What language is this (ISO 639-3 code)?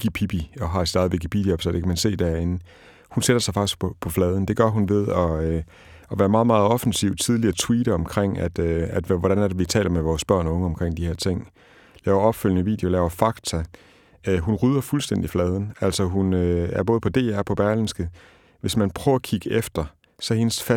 dan